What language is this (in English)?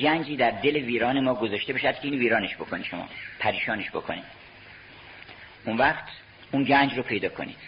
Persian